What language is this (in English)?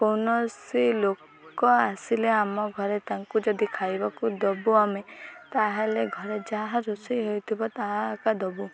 Odia